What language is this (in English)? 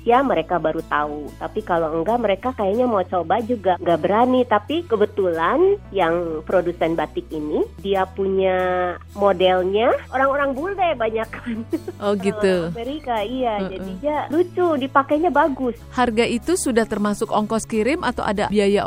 Indonesian